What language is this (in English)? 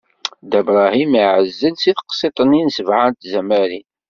Kabyle